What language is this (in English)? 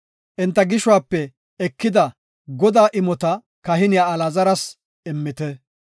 Gofa